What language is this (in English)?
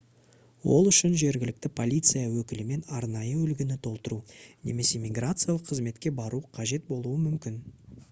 Kazakh